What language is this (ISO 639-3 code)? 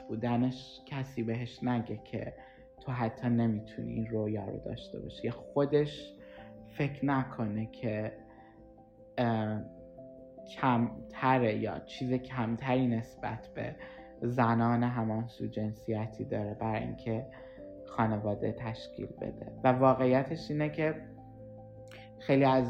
fas